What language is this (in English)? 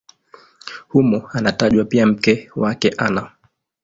Swahili